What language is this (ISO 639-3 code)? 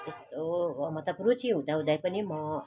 nep